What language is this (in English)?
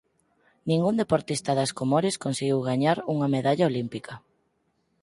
Galician